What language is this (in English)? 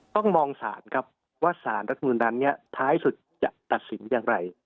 Thai